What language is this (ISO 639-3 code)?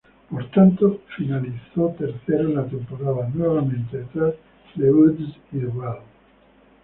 spa